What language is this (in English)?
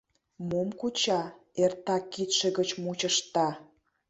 Mari